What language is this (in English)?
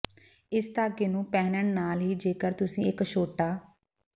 Punjabi